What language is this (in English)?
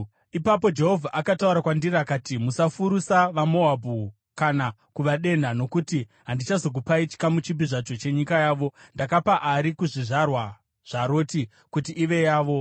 Shona